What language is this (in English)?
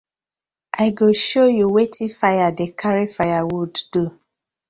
Nigerian Pidgin